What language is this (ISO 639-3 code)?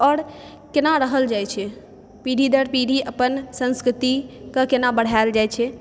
mai